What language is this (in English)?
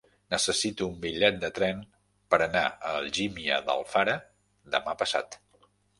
Catalan